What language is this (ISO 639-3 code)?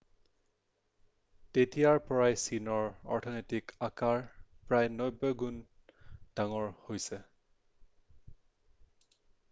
asm